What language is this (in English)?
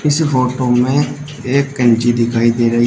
Hindi